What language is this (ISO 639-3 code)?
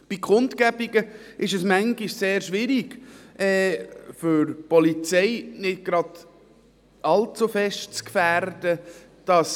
gsw